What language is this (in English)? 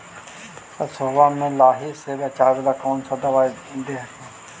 Magahi